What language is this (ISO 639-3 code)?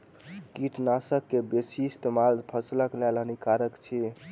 mai